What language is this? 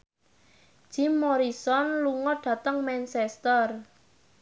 Javanese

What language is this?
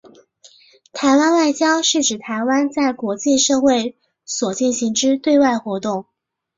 Chinese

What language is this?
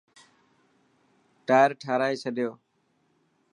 Dhatki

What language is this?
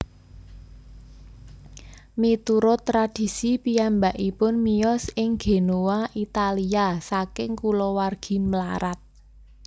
Javanese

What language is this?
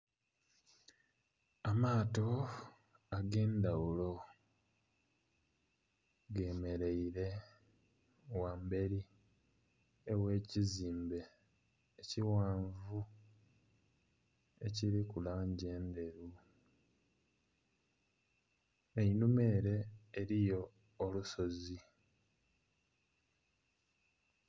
Soga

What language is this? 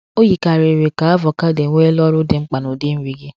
Igbo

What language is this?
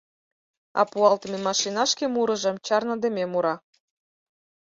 Mari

